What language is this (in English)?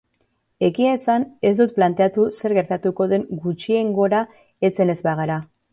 Basque